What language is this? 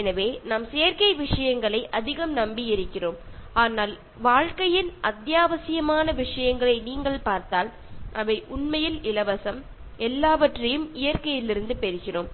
Tamil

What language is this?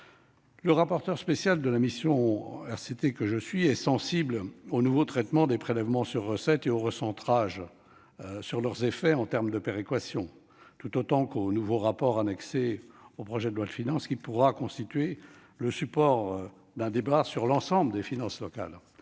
French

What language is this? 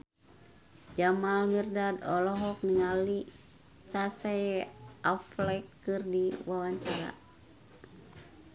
Sundanese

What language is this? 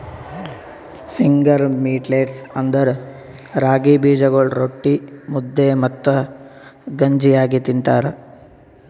Kannada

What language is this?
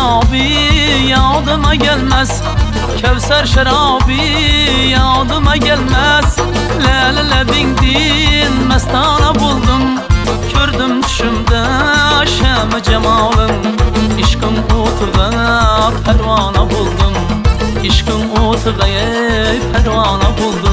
Uzbek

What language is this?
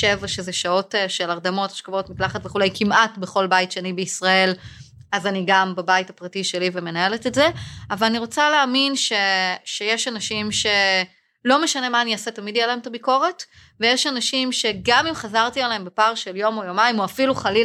Hebrew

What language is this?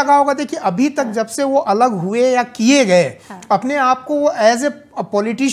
Hindi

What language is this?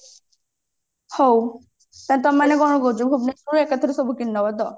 Odia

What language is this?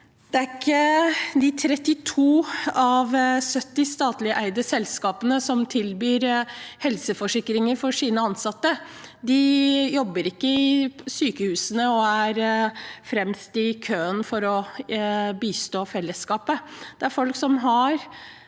Norwegian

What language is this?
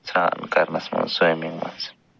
Kashmiri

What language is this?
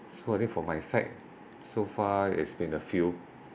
English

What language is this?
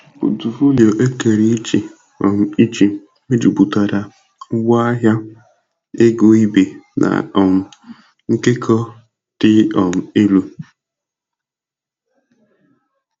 Igbo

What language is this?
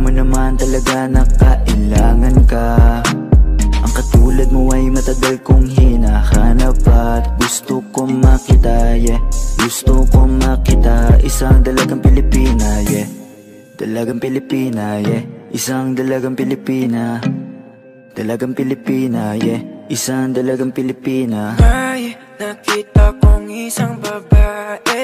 Japanese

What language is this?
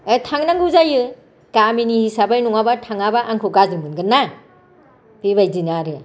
Bodo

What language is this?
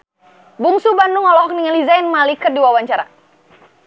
Sundanese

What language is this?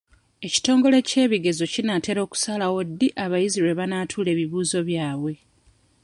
Ganda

